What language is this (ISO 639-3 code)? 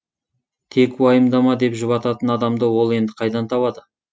kaz